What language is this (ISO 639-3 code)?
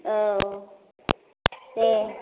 brx